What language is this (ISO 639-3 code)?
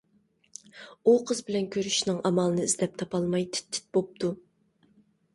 uig